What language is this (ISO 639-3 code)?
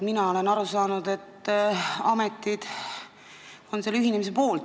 est